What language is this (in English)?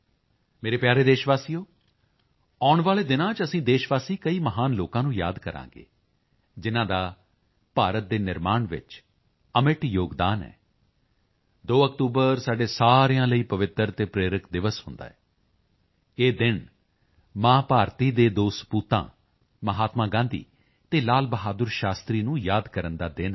Punjabi